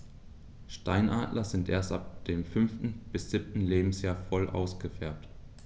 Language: German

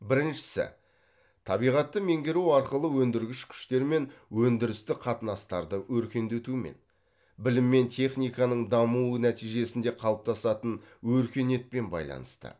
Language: Kazakh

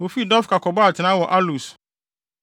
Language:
Akan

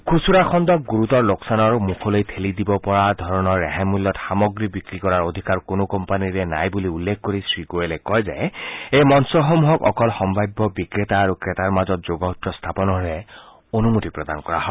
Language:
Assamese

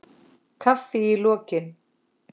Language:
Icelandic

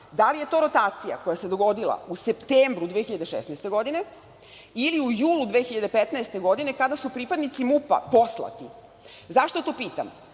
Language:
Serbian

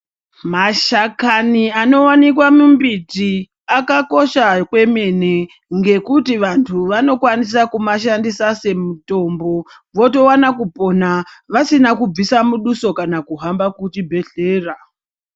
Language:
Ndau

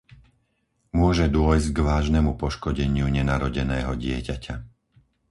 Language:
Slovak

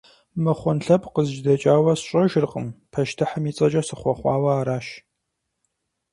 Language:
Kabardian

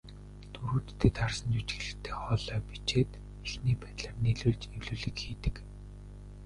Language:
Mongolian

